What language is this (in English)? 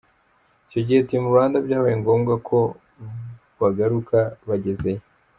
Kinyarwanda